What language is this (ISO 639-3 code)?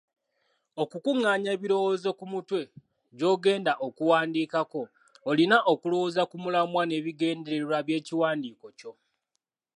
lug